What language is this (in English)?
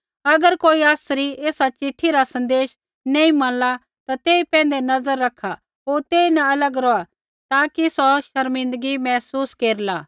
Kullu Pahari